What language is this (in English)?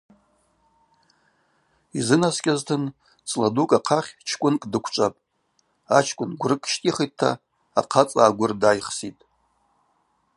Abaza